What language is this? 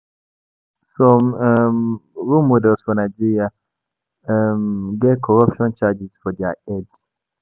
Nigerian Pidgin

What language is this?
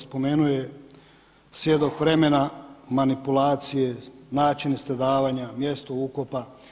Croatian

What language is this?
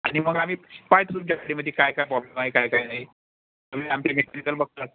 Marathi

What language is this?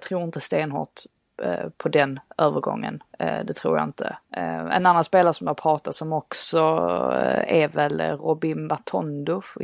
Swedish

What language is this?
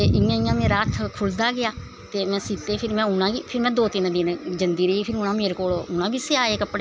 Dogri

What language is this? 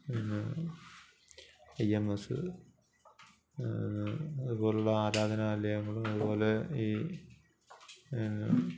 Malayalam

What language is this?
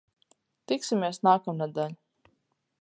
Latvian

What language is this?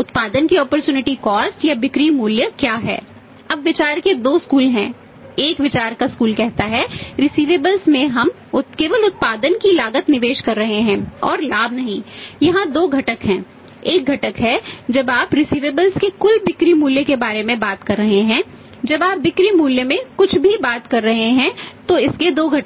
Hindi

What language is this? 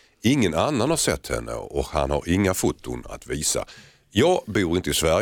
Swedish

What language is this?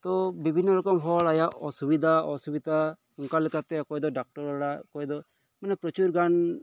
Santali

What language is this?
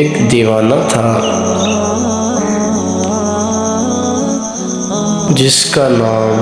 Hindi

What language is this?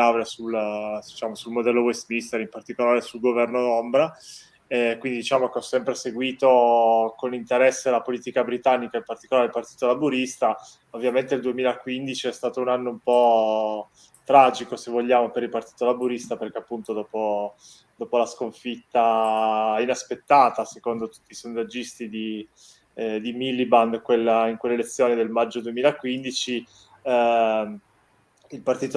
Italian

